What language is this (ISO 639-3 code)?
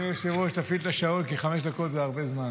heb